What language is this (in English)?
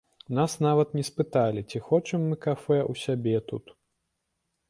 Belarusian